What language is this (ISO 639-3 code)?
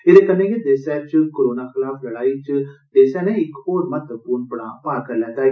doi